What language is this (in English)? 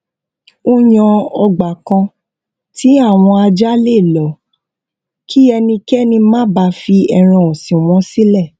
Yoruba